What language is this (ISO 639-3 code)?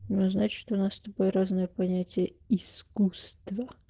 rus